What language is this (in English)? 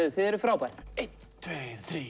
Icelandic